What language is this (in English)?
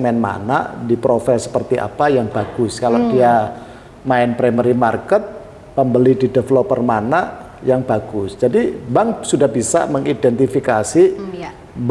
Indonesian